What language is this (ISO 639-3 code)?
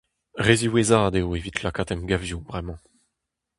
bre